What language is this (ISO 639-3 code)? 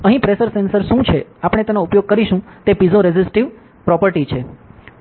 guj